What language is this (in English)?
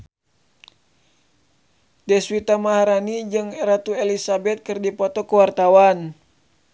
Sundanese